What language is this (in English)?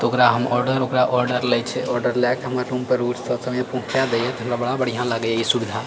Maithili